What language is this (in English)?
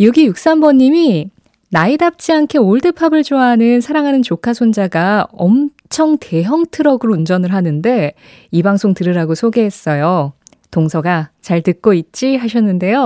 Korean